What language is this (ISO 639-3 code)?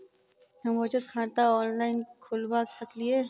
mai